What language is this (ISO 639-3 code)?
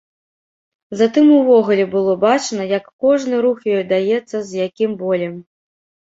bel